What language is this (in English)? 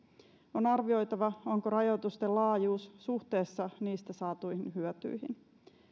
Finnish